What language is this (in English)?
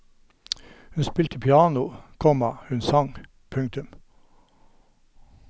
Norwegian